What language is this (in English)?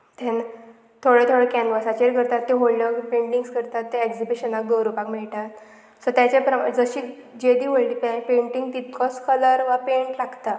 Konkani